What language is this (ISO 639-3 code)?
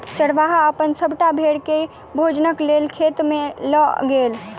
mai